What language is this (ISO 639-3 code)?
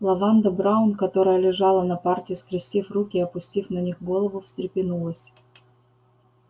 rus